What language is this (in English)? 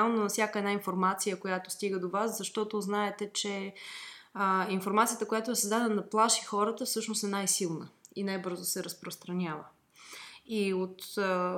Bulgarian